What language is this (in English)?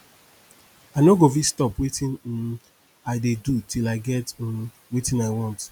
Nigerian Pidgin